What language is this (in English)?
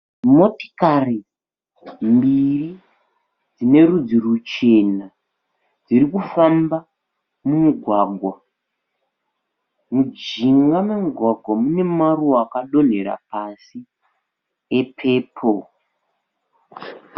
Shona